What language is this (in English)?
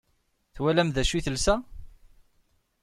Kabyle